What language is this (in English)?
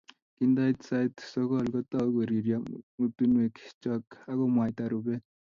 Kalenjin